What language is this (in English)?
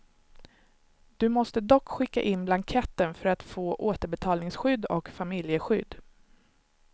Swedish